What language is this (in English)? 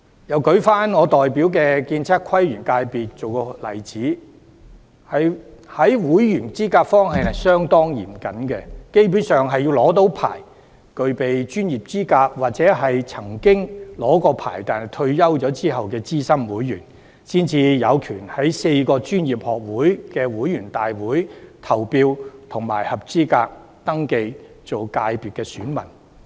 Cantonese